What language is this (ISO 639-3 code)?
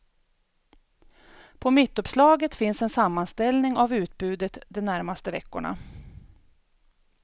swe